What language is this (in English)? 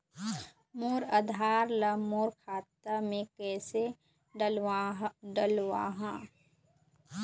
Chhattisgarhi